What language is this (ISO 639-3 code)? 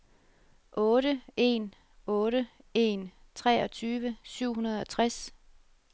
dan